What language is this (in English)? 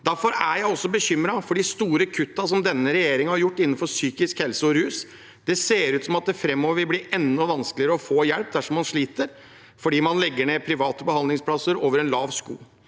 Norwegian